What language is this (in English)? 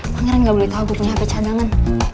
Indonesian